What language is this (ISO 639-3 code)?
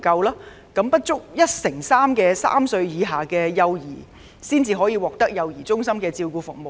yue